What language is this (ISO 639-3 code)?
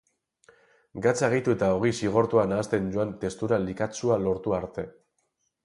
eus